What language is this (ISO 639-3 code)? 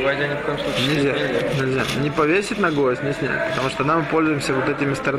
rus